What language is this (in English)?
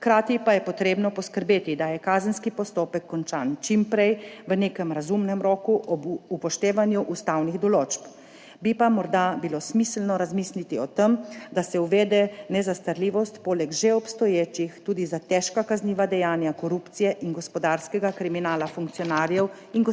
Slovenian